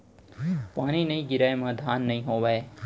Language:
Chhattisgarhi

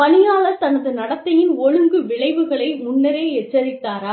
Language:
Tamil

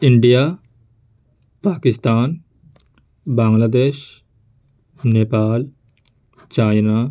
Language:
Urdu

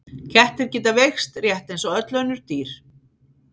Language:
Icelandic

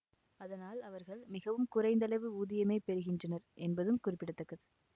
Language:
Tamil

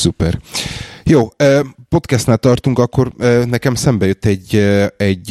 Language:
Hungarian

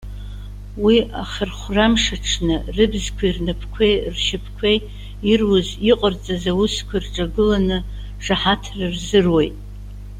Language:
Abkhazian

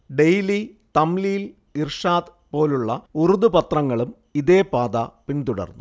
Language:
Malayalam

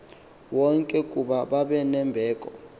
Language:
Xhosa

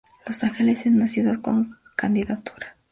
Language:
Spanish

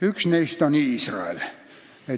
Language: Estonian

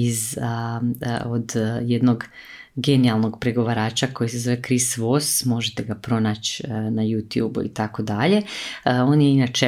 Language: Croatian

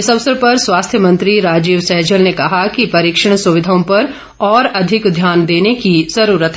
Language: Hindi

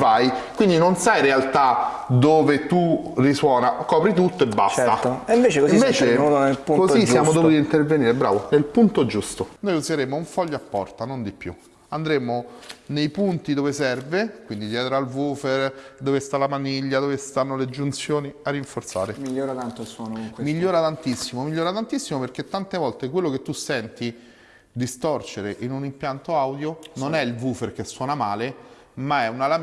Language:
Italian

